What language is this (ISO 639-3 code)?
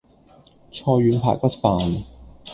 yue